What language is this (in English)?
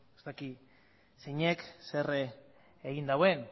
Basque